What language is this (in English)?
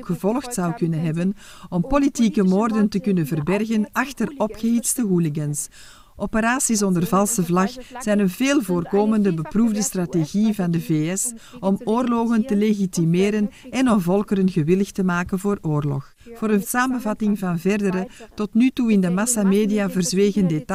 Dutch